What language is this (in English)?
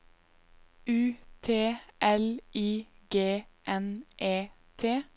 Norwegian